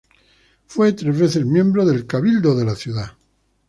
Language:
Spanish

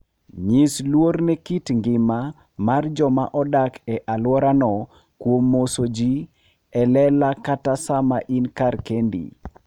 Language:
Luo (Kenya and Tanzania)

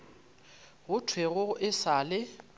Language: Northern Sotho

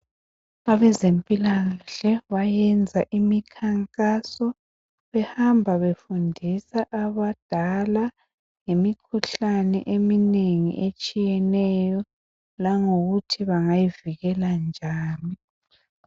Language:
North Ndebele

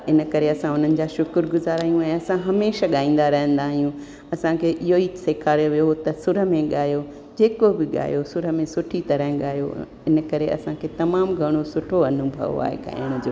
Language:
Sindhi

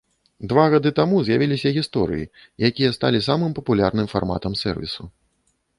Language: Belarusian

